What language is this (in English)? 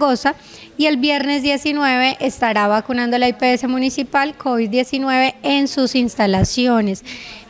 Spanish